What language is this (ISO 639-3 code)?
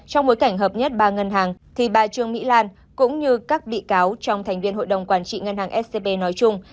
vie